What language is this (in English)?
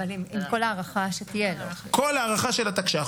Hebrew